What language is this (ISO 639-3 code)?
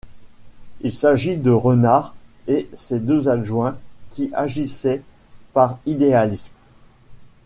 fra